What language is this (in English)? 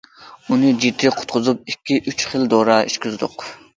Uyghur